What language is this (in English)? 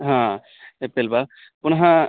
Sanskrit